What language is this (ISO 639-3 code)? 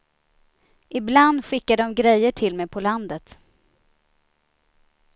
swe